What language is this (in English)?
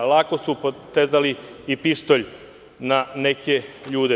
Serbian